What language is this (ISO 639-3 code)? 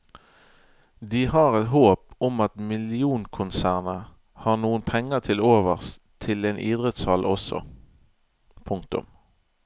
nor